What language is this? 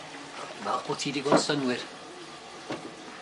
Welsh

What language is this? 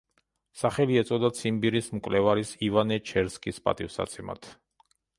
Georgian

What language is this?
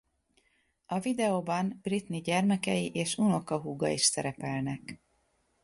Hungarian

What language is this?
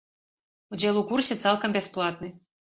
Belarusian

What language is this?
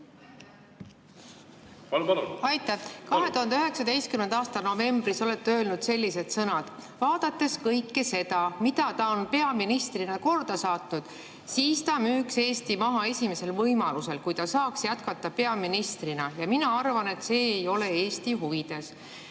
Estonian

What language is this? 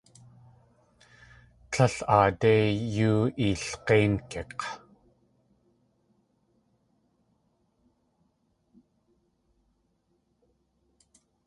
Tlingit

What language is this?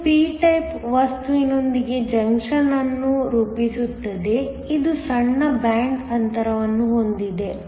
Kannada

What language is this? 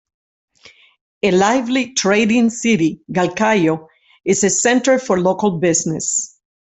English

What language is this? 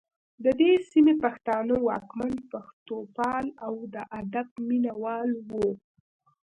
Pashto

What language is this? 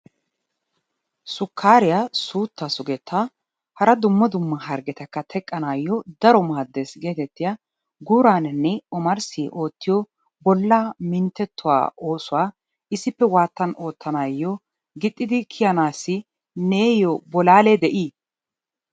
Wolaytta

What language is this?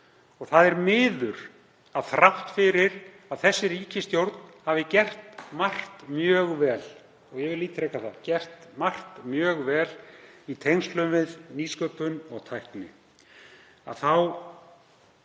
Icelandic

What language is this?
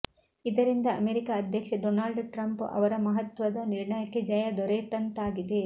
Kannada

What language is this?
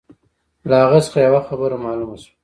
Pashto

